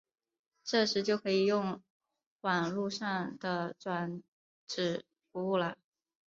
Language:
Chinese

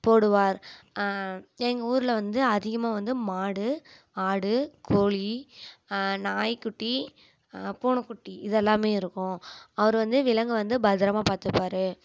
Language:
Tamil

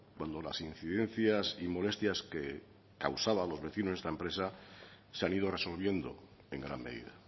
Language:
Spanish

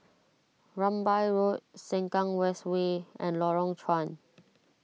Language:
English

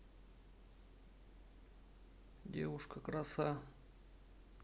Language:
Russian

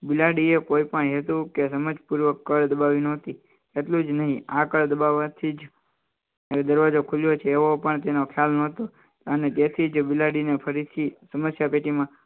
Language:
Gujarati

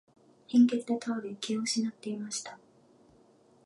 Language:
Japanese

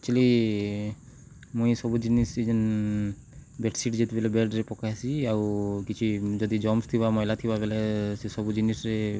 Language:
Odia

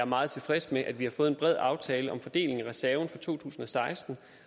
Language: Danish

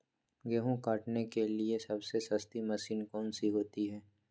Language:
Magahi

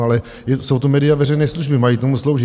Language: Czech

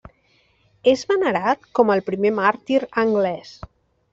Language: Catalan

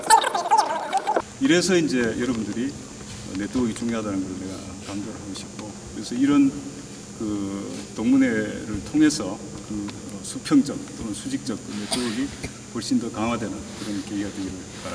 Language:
Korean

